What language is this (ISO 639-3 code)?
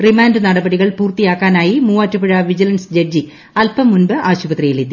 mal